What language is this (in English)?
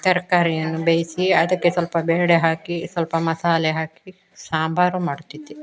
Kannada